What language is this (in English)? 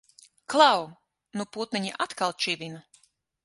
Latvian